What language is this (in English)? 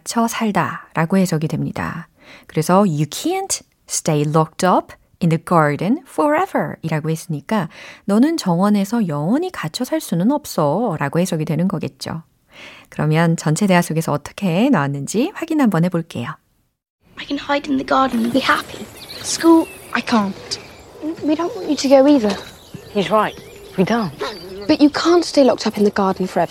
Korean